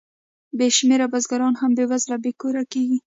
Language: Pashto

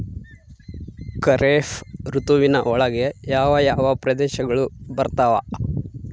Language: Kannada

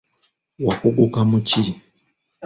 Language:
Ganda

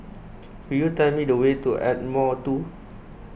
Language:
English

